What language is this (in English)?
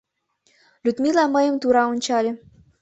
Mari